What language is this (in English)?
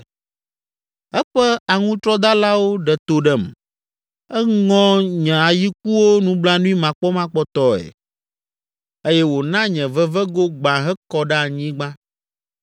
Ewe